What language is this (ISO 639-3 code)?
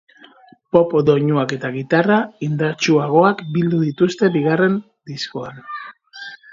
eus